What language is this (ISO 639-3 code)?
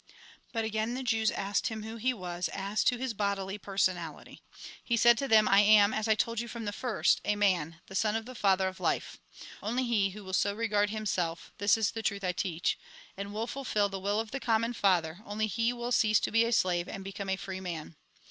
eng